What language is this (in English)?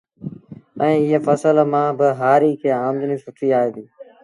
Sindhi Bhil